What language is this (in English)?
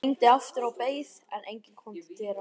Icelandic